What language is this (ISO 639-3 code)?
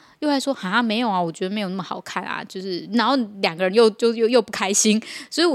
zho